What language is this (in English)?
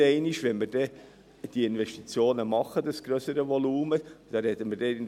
Swiss German